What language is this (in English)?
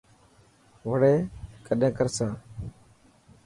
Dhatki